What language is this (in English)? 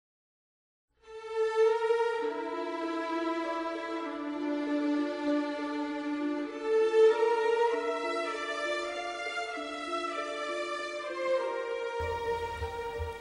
Turkish